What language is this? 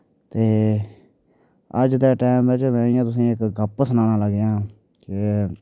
Dogri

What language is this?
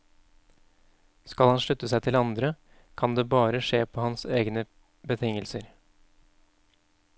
Norwegian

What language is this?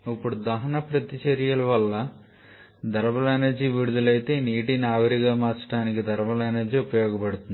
Telugu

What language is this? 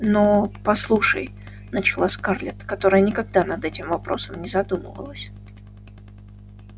Russian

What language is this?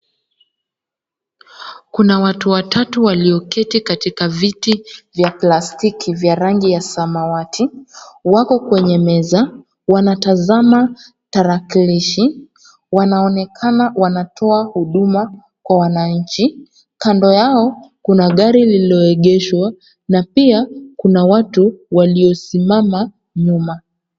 Swahili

